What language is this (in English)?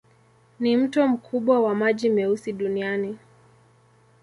Swahili